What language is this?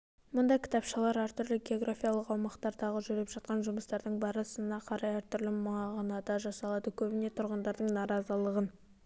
Kazakh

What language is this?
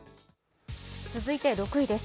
Japanese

